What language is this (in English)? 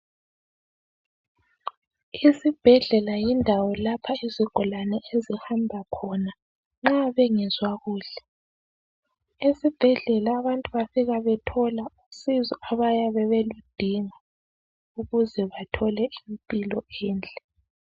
North Ndebele